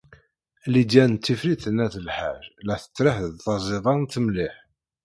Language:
Kabyle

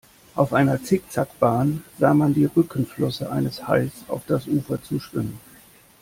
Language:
German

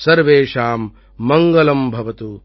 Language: Tamil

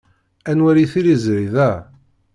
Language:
Kabyle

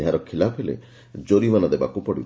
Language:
Odia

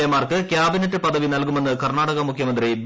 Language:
Malayalam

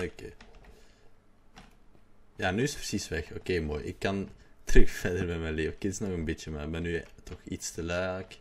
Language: Dutch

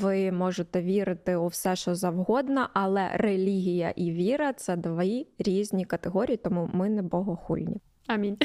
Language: Ukrainian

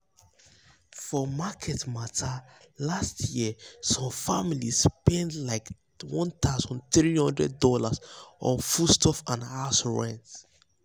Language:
Nigerian Pidgin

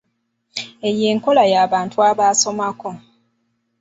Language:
Ganda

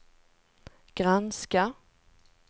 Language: Swedish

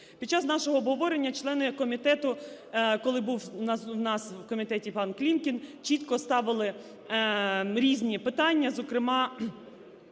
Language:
Ukrainian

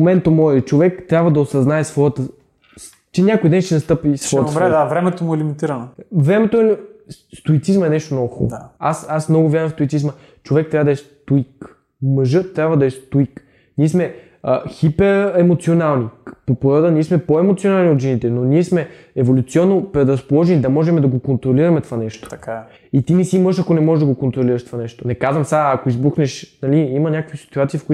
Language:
Bulgarian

